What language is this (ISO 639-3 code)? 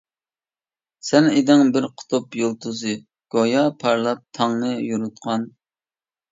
uig